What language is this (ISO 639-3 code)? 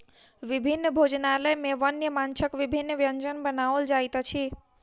mai